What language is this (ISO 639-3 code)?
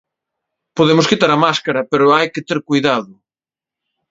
glg